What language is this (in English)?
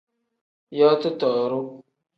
Tem